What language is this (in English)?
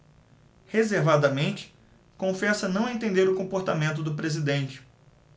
Portuguese